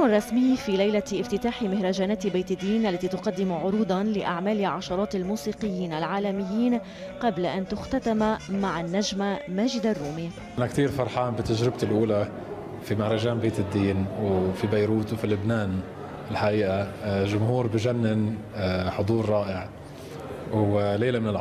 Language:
Arabic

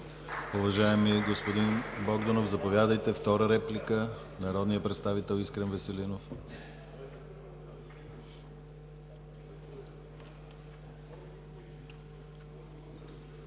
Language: Bulgarian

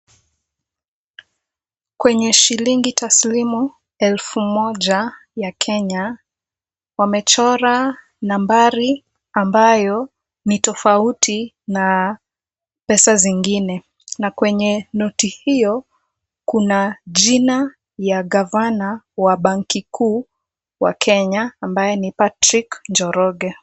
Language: Swahili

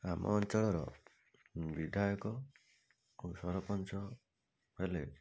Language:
Odia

